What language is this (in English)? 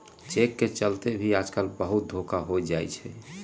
Magahi